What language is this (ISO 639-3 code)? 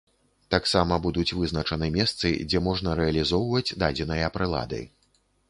bel